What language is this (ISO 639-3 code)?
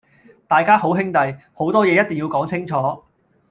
yue